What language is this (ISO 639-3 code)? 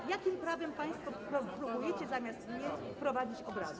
pol